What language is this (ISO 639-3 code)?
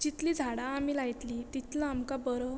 kok